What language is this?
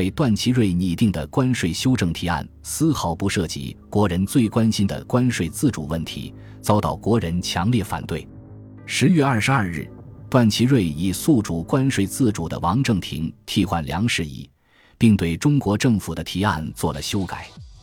Chinese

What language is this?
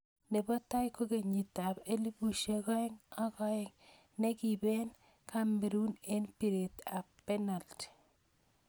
Kalenjin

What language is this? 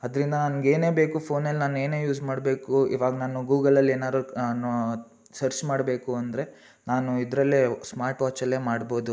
Kannada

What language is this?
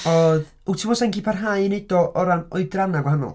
Welsh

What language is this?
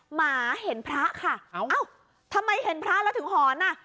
Thai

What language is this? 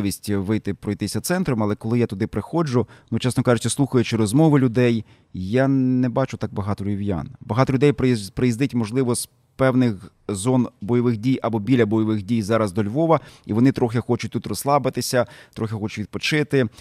Ukrainian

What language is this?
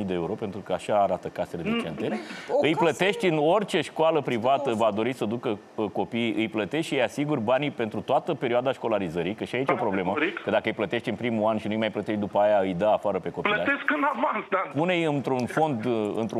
Romanian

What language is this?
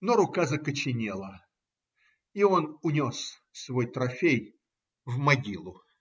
Russian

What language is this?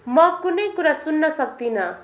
Nepali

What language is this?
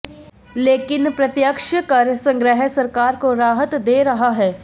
Hindi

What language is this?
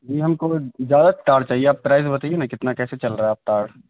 Urdu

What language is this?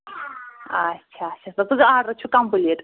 Kashmiri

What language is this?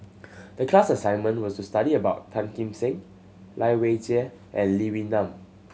English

